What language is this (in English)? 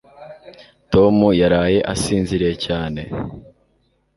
Kinyarwanda